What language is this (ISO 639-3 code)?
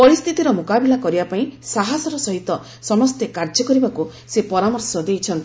ori